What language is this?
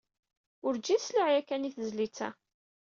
Kabyle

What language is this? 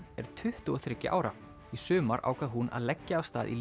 Icelandic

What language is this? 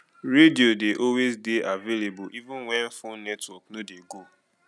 Nigerian Pidgin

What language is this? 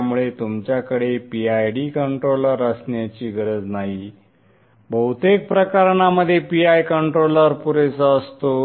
Marathi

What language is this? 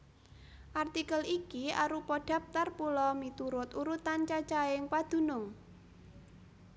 Javanese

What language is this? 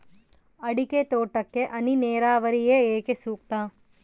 Kannada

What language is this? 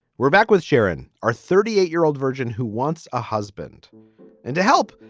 English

